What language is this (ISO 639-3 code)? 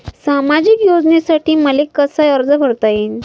mar